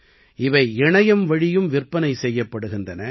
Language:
Tamil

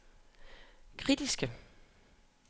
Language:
Danish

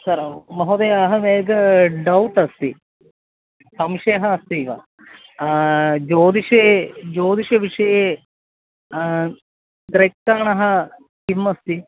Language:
Sanskrit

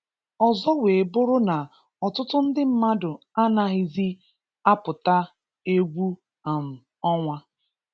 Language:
Igbo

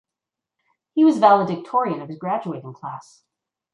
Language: English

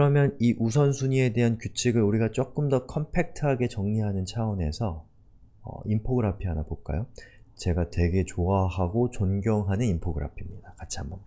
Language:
Korean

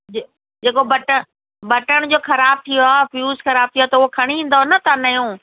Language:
Sindhi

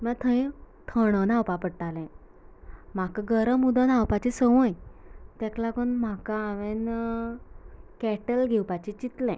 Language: Konkani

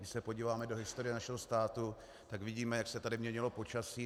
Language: Czech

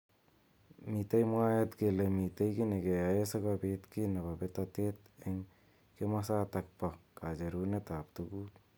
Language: Kalenjin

